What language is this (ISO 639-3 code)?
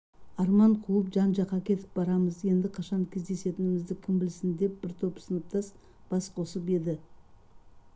kaz